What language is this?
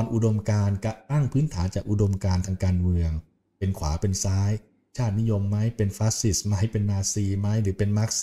Thai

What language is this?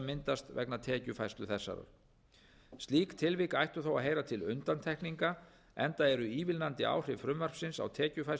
Icelandic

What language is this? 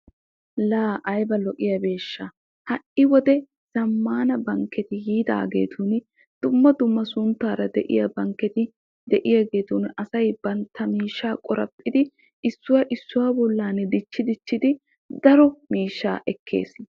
Wolaytta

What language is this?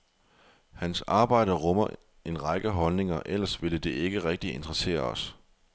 Danish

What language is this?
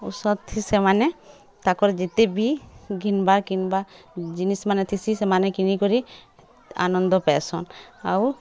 Odia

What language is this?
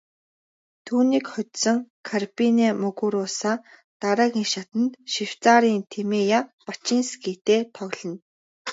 Mongolian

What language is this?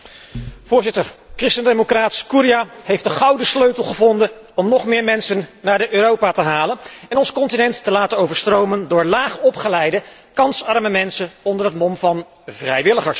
Dutch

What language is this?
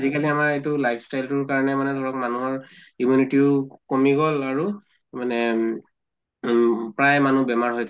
Assamese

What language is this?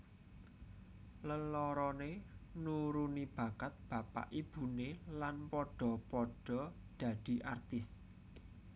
Javanese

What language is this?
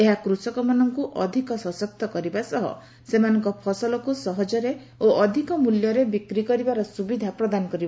Odia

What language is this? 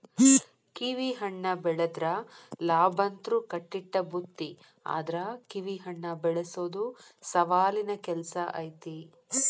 Kannada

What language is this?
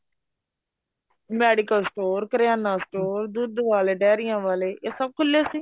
Punjabi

